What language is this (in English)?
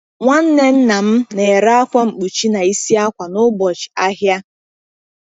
Igbo